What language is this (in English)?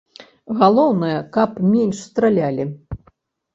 Belarusian